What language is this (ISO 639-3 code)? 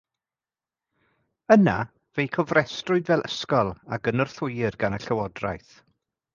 cym